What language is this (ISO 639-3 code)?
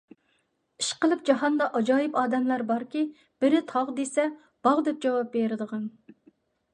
uig